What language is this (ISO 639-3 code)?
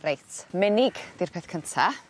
cym